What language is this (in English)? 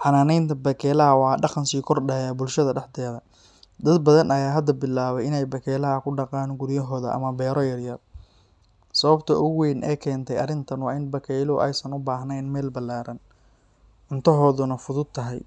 Somali